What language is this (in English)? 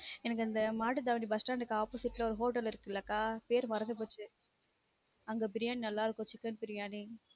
Tamil